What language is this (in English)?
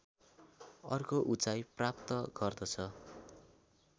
Nepali